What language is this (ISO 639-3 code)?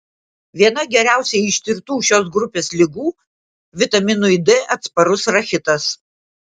lit